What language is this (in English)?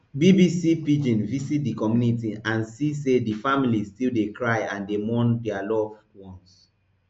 Nigerian Pidgin